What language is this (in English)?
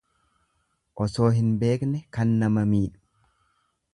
Oromo